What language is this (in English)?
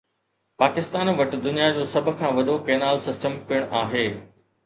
Sindhi